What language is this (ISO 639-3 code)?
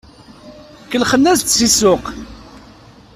kab